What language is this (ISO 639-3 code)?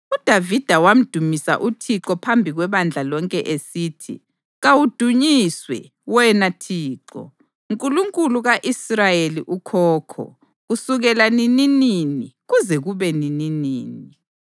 nde